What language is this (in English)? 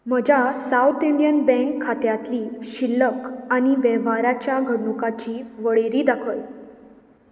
Konkani